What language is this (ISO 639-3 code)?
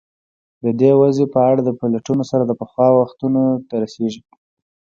pus